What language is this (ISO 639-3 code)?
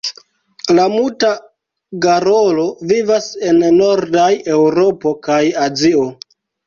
epo